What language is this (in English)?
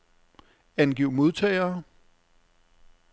Danish